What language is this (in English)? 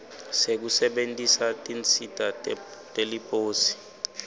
Swati